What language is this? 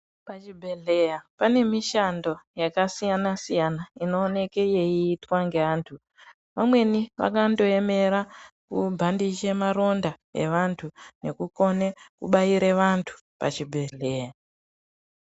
Ndau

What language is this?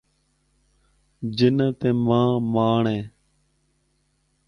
Northern Hindko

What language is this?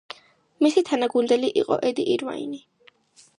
Georgian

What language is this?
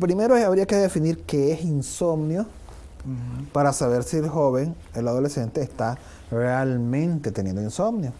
Spanish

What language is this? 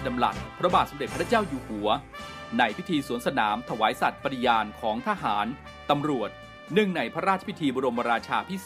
Thai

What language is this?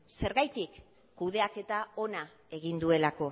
Basque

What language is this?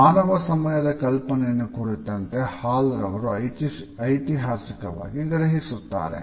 Kannada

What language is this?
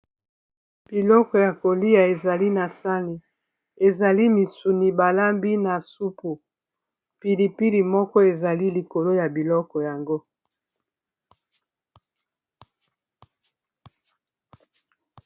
Lingala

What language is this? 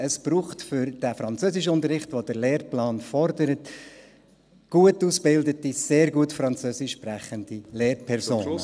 Swiss German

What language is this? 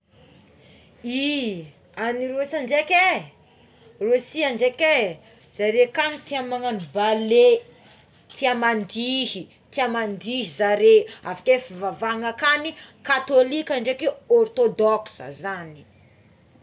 Tsimihety Malagasy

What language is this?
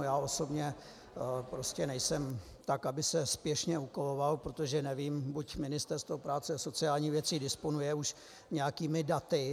Czech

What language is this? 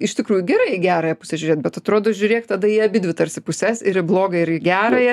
Lithuanian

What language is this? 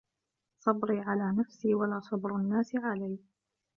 Arabic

